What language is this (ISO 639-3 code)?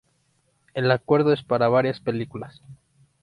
spa